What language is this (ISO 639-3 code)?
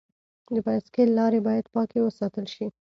pus